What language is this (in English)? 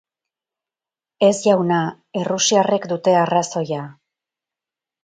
Basque